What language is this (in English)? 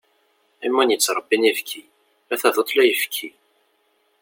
Kabyle